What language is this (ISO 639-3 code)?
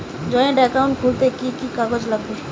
ben